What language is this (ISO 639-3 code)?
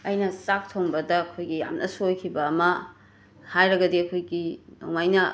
mni